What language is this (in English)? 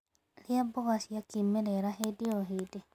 Kikuyu